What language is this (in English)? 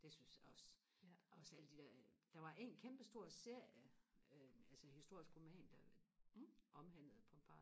Danish